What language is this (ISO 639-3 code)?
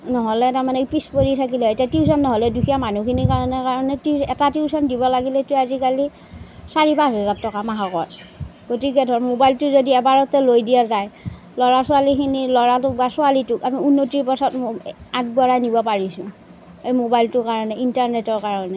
asm